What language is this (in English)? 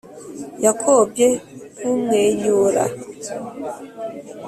Kinyarwanda